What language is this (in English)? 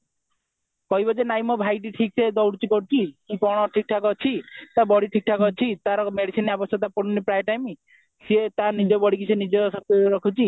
Odia